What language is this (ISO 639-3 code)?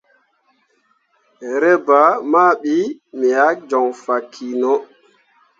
mua